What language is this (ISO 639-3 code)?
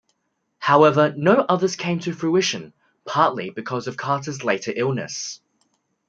eng